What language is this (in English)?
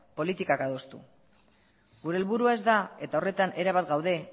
Basque